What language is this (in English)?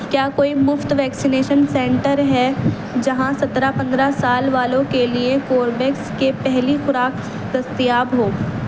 Urdu